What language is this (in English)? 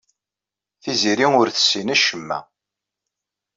Kabyle